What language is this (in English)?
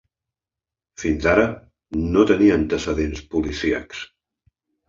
Catalan